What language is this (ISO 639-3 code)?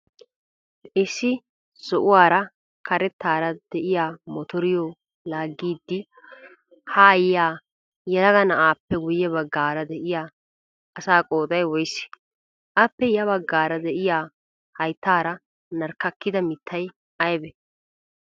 wal